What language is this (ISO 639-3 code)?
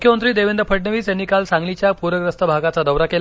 mar